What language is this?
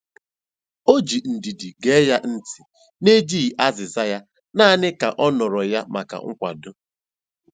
Igbo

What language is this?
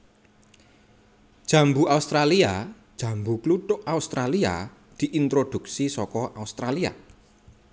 Javanese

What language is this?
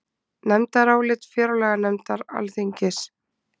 Icelandic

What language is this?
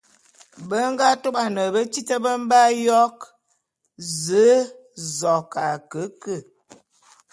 Bulu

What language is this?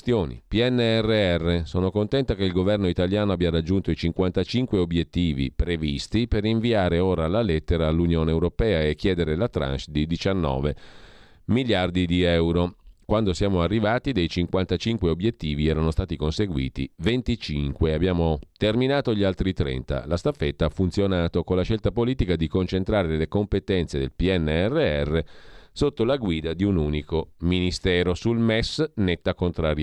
Italian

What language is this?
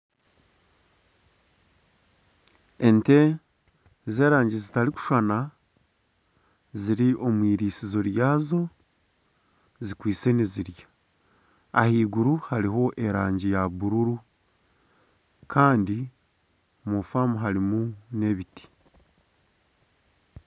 Nyankole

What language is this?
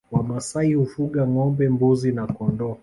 Swahili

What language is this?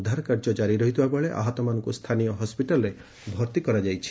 Odia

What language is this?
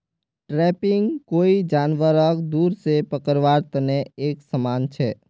Magahi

